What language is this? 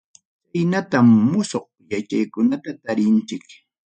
Ayacucho Quechua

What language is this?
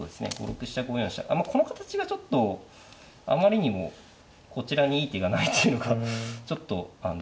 Japanese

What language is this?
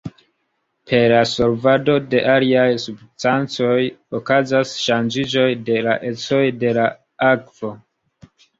Esperanto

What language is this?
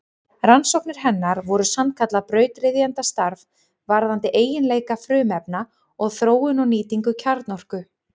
Icelandic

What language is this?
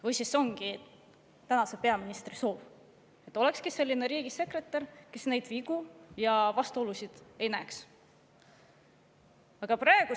Estonian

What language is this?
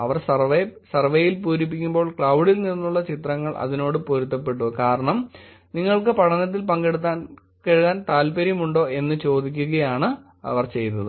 Malayalam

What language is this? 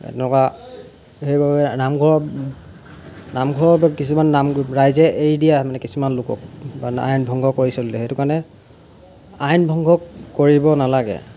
Assamese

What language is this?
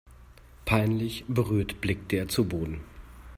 German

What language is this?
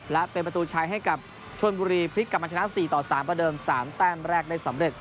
Thai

